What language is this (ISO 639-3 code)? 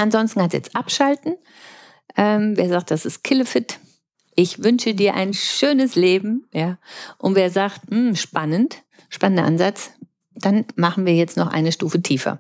deu